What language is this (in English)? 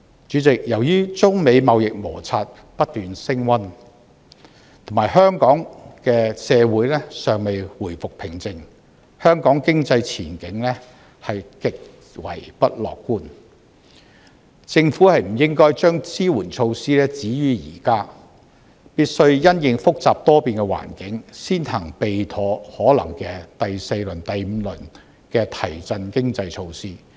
Cantonese